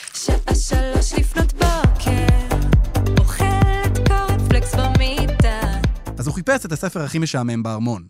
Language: Hebrew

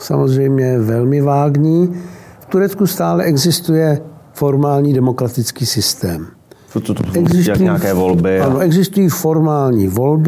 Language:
Czech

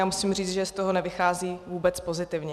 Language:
Czech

